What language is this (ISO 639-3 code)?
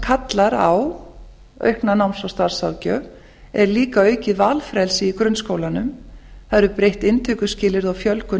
isl